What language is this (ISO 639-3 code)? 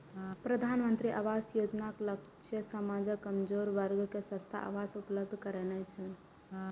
mai